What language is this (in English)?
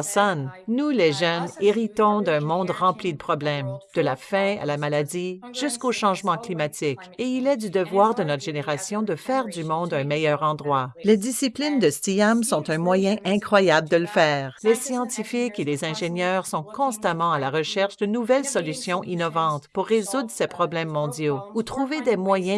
French